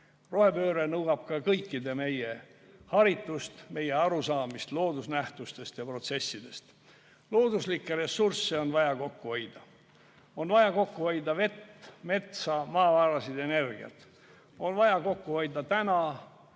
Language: Estonian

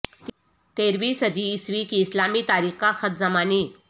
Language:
Urdu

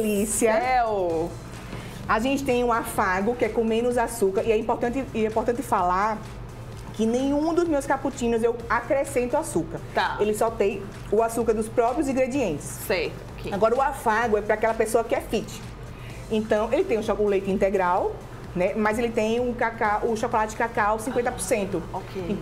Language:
Portuguese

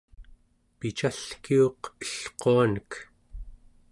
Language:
Central Yupik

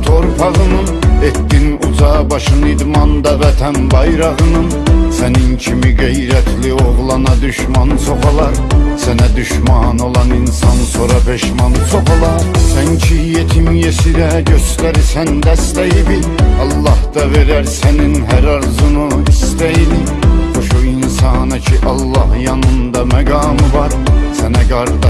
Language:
Turkish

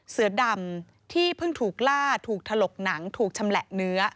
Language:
Thai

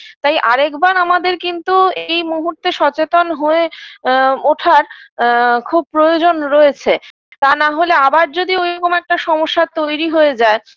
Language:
Bangla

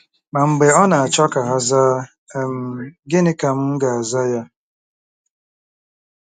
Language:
Igbo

